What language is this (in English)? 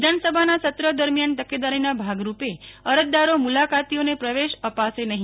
Gujarati